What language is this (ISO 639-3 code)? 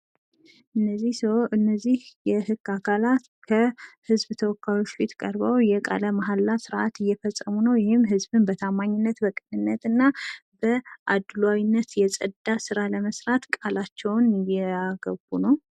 amh